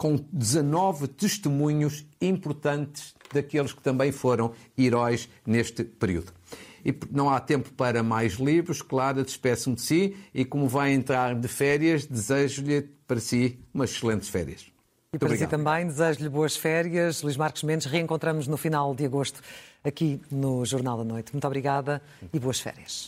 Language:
Portuguese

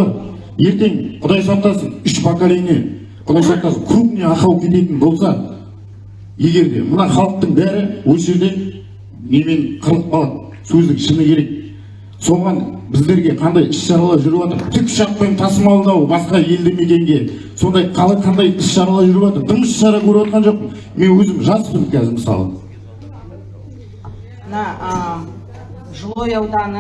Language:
Turkish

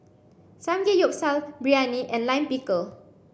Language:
English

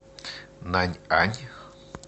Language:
Russian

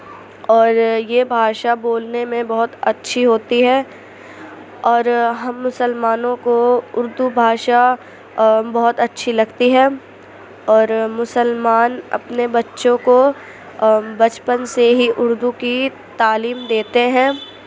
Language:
Urdu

